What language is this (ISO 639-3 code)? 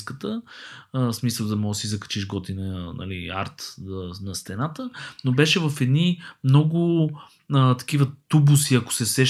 bul